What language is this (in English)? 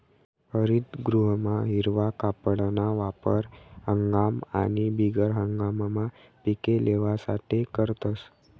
Marathi